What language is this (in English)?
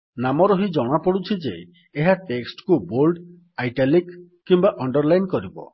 Odia